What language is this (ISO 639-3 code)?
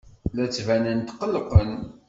kab